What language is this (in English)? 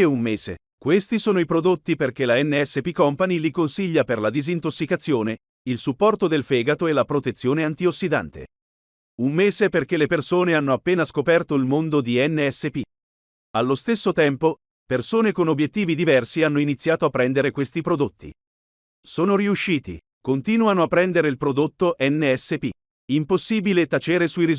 Italian